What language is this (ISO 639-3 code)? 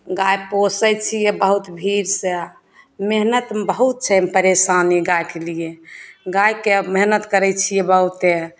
mai